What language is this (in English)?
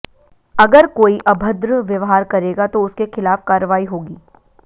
Hindi